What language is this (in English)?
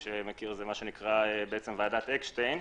Hebrew